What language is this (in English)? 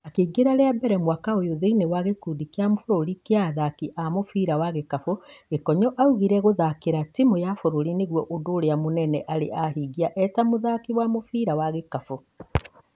Kikuyu